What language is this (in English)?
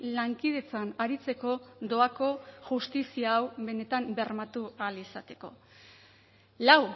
Basque